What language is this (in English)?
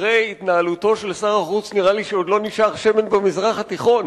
Hebrew